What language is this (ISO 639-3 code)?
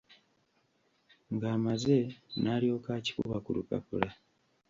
lug